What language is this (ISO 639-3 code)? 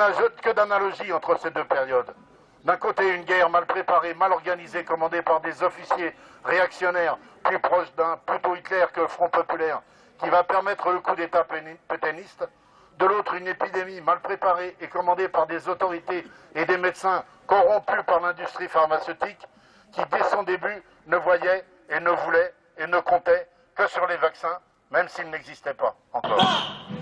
fra